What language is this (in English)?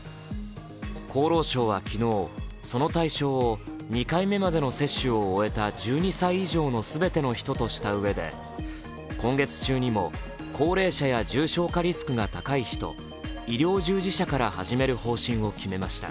Japanese